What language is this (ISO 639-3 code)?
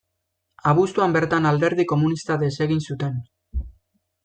eus